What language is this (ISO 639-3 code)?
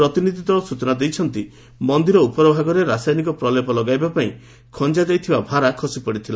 ori